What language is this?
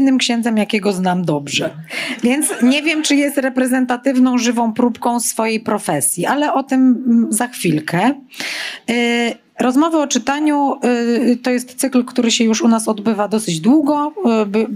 Polish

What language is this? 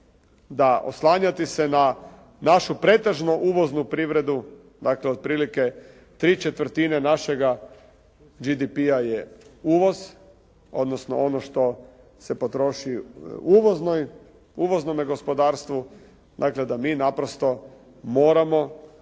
Croatian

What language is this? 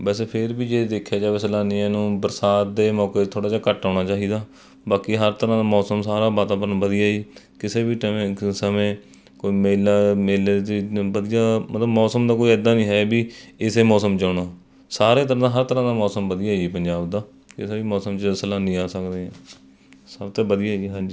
Punjabi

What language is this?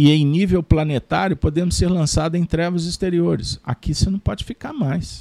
Portuguese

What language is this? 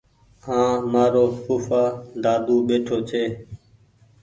Goaria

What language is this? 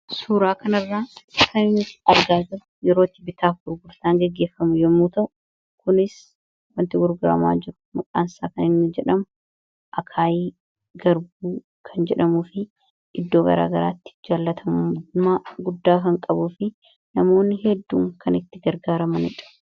Oromo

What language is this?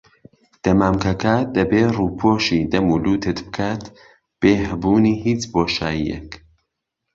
Central Kurdish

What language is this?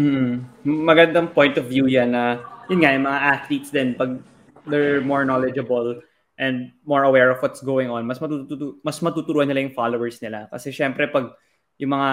Filipino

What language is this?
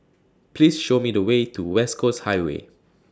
English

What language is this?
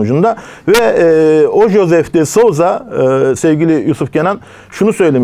Turkish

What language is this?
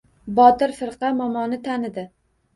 Uzbek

